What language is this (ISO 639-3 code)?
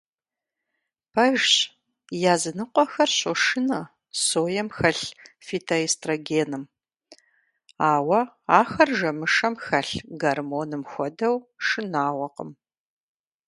kbd